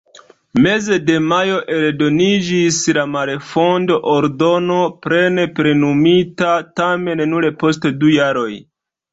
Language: Esperanto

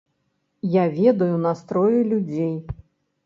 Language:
Belarusian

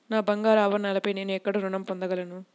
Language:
Telugu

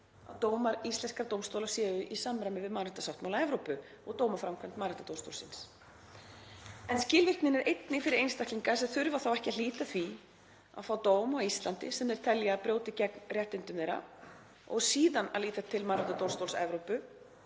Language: Icelandic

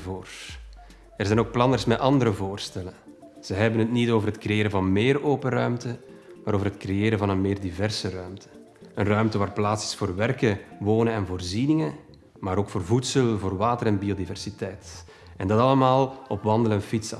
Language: Dutch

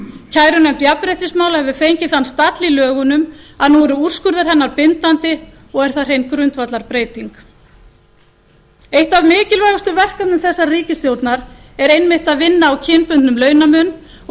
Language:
Icelandic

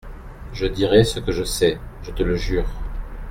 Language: French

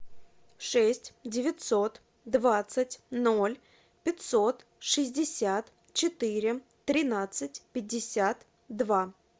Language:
Russian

